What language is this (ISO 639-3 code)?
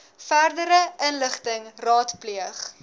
afr